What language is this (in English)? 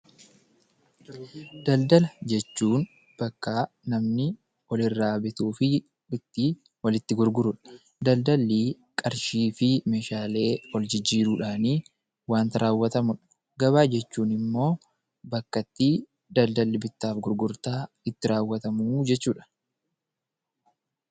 Oromo